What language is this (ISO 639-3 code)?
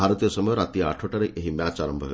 ori